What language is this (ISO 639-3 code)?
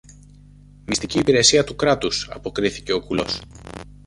ell